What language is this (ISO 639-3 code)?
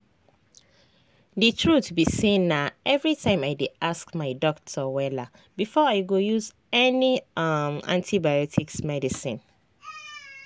pcm